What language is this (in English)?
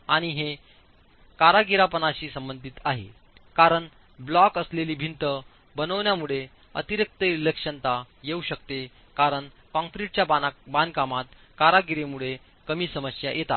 Marathi